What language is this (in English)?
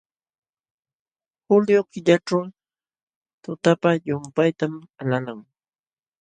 Jauja Wanca Quechua